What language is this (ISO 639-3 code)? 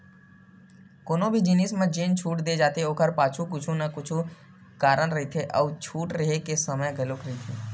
hne